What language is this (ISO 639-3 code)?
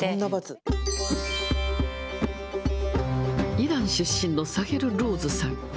jpn